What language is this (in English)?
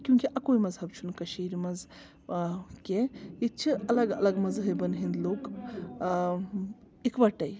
Kashmiri